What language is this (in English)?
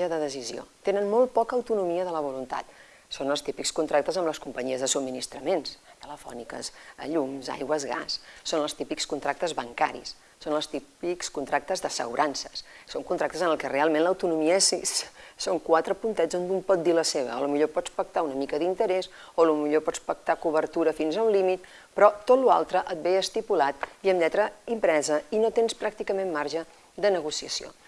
Spanish